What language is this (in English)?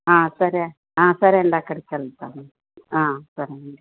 Telugu